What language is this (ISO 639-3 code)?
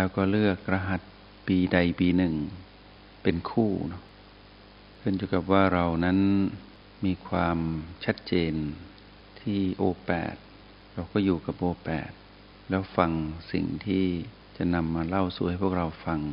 tha